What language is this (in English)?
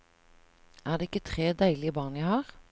Norwegian